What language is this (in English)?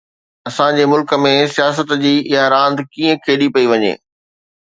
Sindhi